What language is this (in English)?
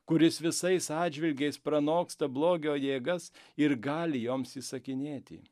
Lithuanian